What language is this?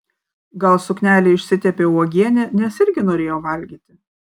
Lithuanian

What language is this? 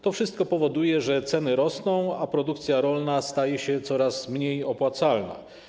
Polish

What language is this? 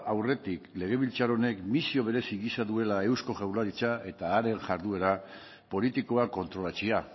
Basque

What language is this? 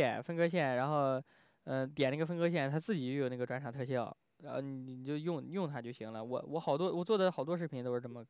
Chinese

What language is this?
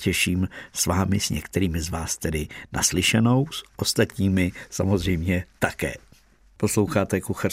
Czech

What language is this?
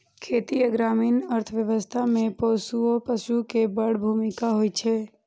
Maithili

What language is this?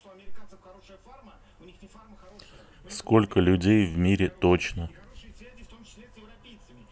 Russian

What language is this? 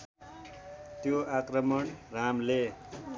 Nepali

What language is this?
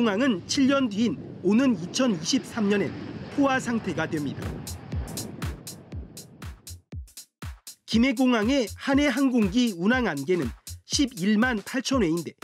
Korean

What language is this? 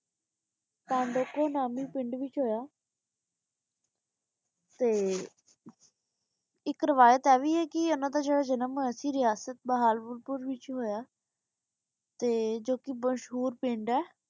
Punjabi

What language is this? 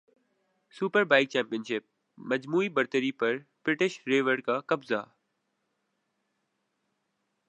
Urdu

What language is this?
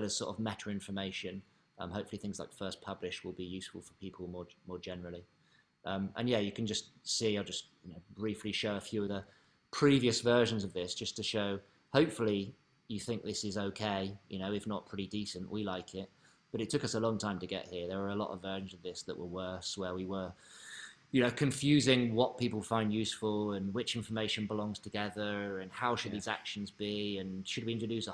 English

